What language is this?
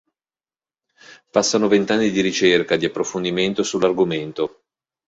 Italian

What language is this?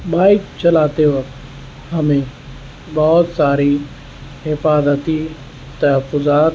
Urdu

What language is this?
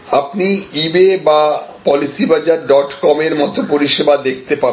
Bangla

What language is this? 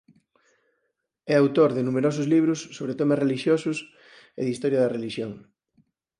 Galician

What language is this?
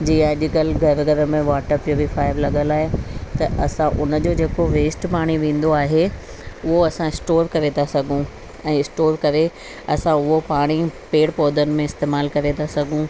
Sindhi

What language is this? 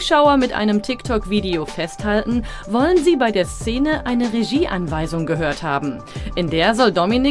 German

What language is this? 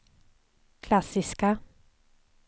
Swedish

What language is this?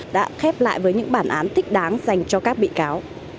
Vietnamese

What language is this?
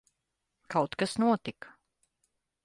Latvian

